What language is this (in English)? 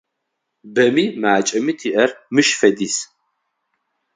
Adyghe